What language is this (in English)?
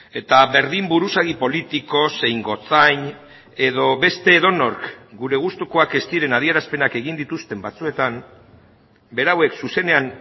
Basque